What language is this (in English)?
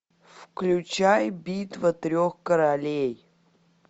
Russian